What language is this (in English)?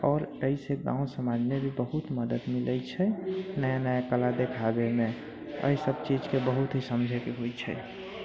Maithili